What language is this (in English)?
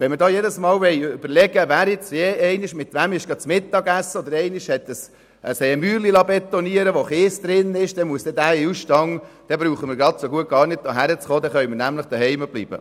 Swiss German